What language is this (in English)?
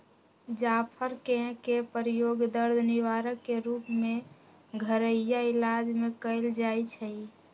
Magahi